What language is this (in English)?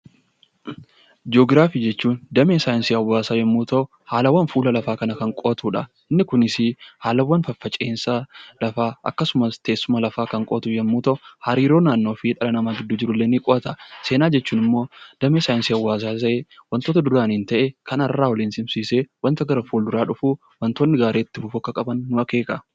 Oromo